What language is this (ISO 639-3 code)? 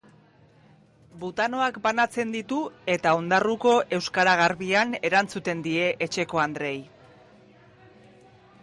eus